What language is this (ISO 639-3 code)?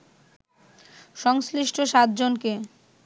ben